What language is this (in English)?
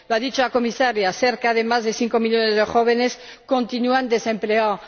Spanish